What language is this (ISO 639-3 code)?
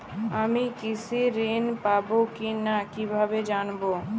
ben